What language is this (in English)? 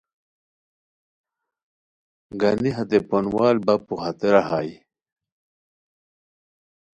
Khowar